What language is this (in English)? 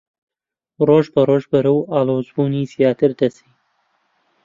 Central Kurdish